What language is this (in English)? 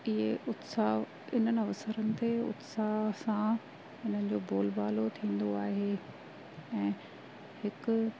Sindhi